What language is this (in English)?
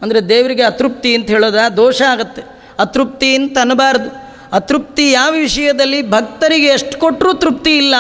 Kannada